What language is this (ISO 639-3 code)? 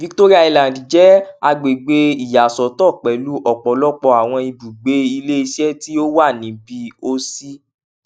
yor